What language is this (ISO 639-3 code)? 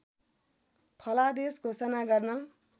nep